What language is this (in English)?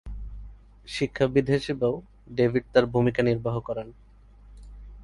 Bangla